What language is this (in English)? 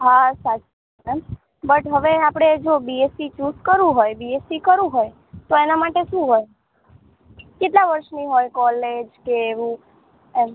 Gujarati